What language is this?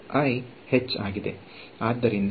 Kannada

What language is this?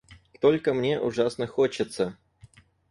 Russian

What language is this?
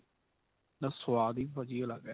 Punjabi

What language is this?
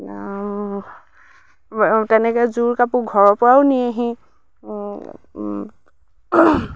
Assamese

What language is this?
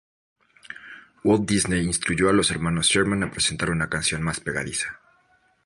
Spanish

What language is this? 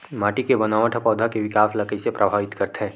Chhattisgarhi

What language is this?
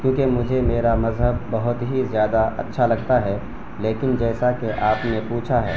Urdu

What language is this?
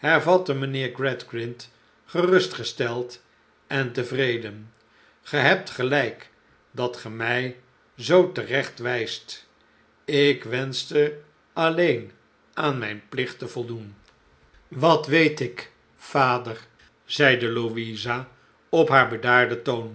Dutch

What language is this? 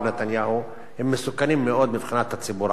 Hebrew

